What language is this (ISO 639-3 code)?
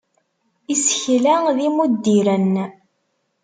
kab